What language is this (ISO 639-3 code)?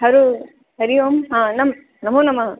san